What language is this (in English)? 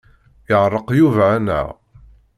Kabyle